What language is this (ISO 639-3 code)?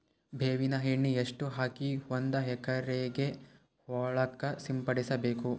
kan